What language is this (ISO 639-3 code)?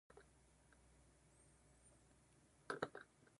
jpn